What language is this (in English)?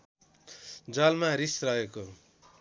Nepali